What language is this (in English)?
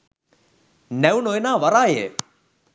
Sinhala